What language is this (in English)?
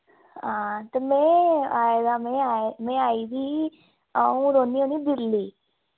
Dogri